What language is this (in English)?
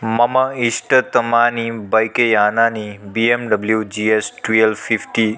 Sanskrit